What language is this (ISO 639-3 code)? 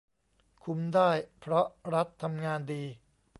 tha